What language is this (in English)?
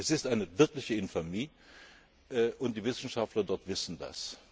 German